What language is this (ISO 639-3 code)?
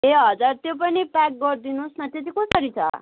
nep